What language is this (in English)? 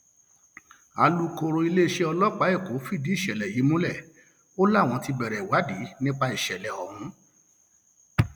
Yoruba